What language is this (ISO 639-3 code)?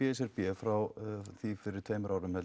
isl